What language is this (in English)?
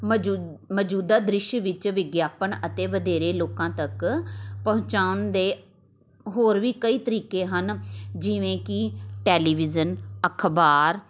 Punjabi